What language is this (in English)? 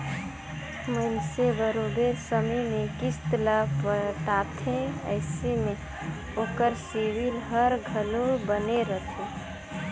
Chhattisgarhi